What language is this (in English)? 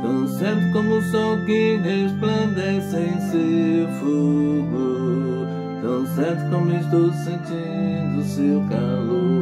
Romanian